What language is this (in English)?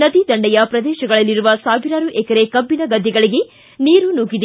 Kannada